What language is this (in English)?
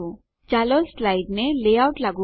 Gujarati